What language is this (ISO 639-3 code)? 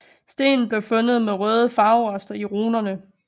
dan